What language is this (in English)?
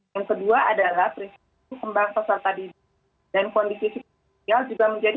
Indonesian